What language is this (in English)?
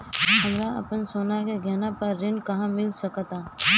Bhojpuri